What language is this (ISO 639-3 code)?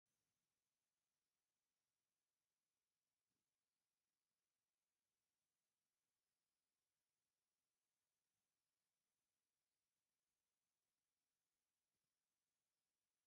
tir